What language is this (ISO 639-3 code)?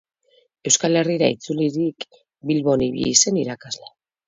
eus